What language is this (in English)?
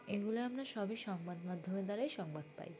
Bangla